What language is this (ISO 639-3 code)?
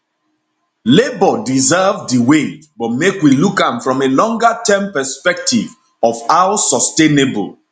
pcm